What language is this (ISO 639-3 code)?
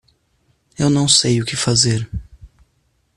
por